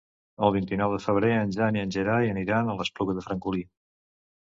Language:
Catalan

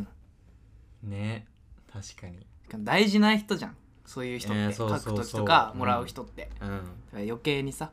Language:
Japanese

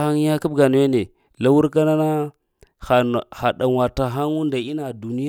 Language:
Lamang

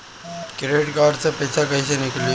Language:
Bhojpuri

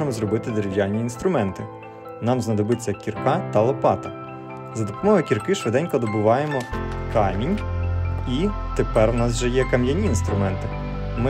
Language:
Ukrainian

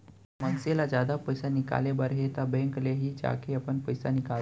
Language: Chhattisgarhi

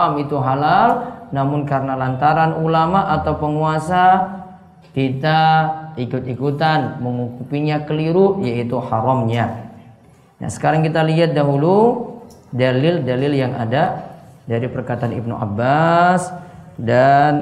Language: Indonesian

